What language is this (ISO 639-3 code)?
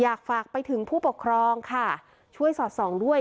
tha